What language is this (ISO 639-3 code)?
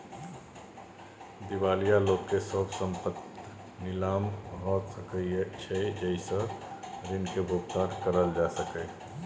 mai